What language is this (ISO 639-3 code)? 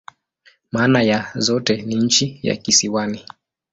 swa